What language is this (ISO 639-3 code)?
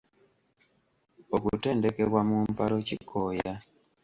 lug